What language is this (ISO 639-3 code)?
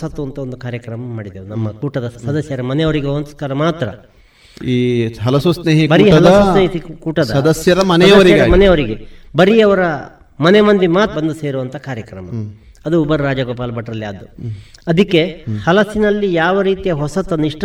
kan